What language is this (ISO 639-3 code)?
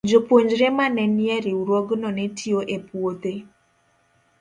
luo